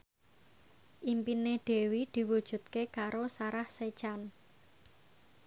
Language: Javanese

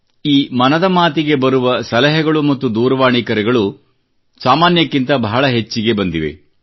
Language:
Kannada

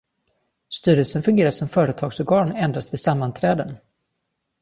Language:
Swedish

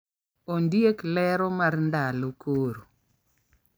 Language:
Luo (Kenya and Tanzania)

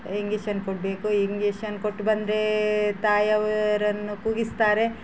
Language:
Kannada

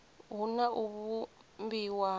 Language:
Venda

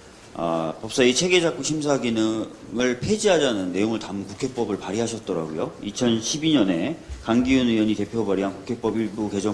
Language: Korean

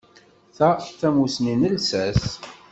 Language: Kabyle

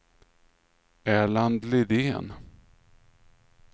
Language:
Swedish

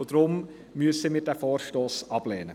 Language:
Swiss German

